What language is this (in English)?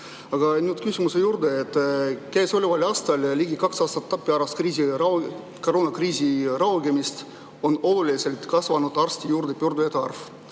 Estonian